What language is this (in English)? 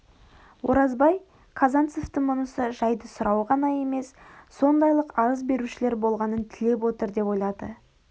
Kazakh